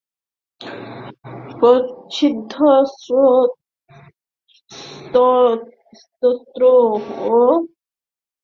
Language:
Bangla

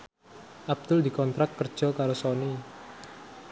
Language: Javanese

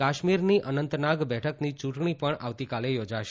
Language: Gujarati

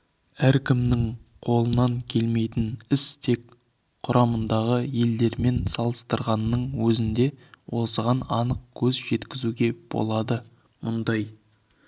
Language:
Kazakh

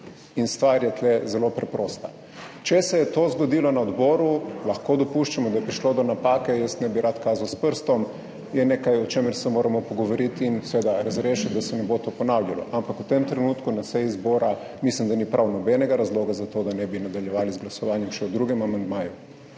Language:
Slovenian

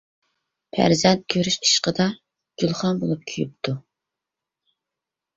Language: Uyghur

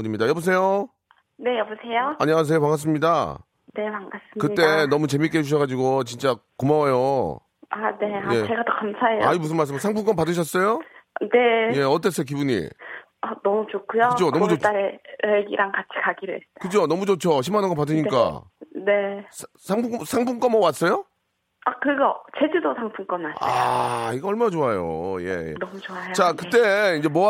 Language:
Korean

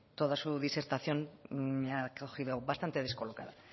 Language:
Spanish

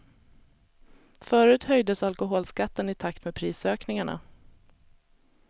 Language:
Swedish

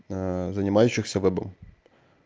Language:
Russian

